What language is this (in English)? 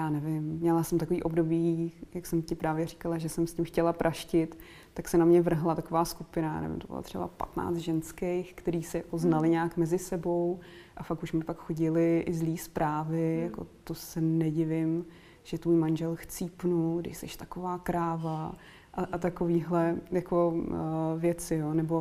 Czech